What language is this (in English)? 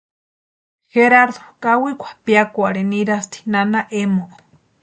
Western Highland Purepecha